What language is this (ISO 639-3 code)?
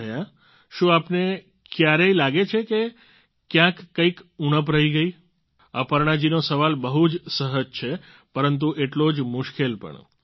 guj